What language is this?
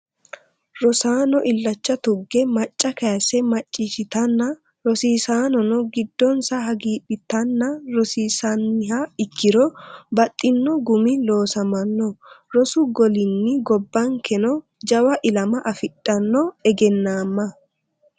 Sidamo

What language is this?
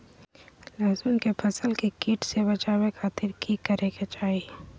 Magahi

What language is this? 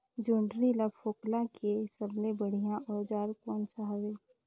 Chhattisgarhi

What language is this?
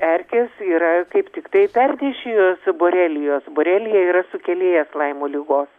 Lithuanian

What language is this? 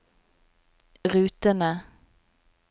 Norwegian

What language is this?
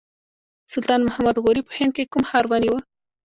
Pashto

